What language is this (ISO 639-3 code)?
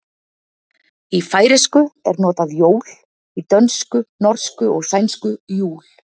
isl